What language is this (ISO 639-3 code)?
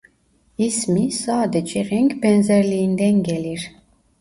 tur